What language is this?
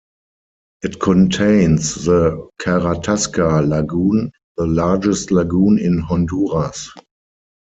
English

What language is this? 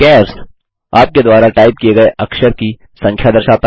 Hindi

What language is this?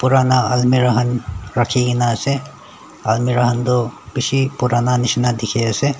Naga Pidgin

